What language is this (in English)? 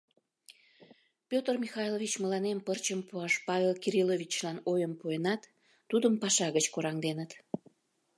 Mari